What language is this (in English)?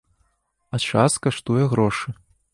Belarusian